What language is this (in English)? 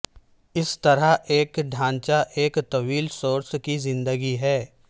Urdu